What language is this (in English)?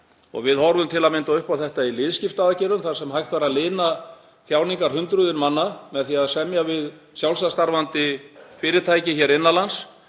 Icelandic